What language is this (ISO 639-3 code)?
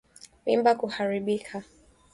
swa